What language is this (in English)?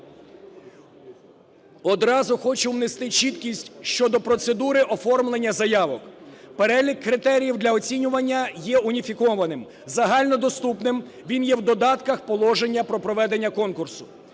Ukrainian